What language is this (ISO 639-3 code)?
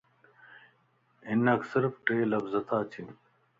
lss